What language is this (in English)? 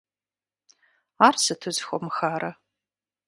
Kabardian